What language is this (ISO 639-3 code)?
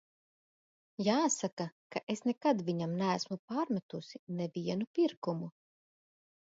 lav